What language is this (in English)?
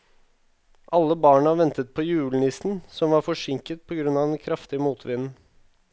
Norwegian